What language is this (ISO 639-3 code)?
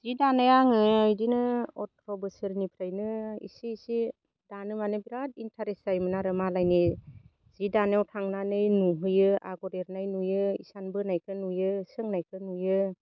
brx